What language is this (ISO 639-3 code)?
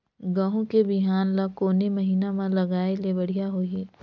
hne